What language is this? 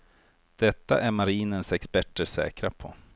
Swedish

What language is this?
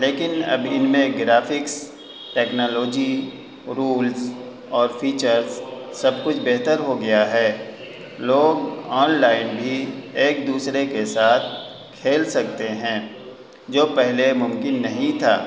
Urdu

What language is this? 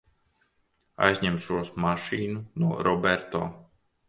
Latvian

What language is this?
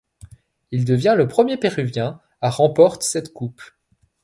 French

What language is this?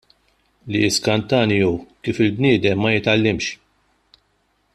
Maltese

